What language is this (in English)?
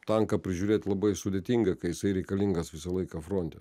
Lithuanian